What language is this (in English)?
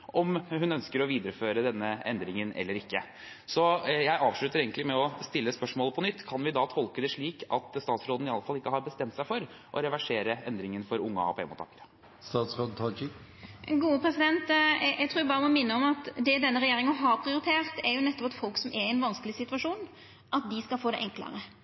Norwegian